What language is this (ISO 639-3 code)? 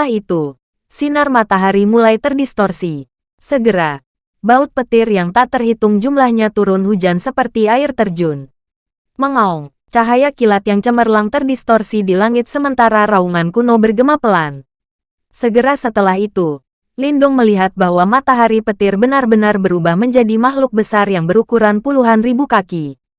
ind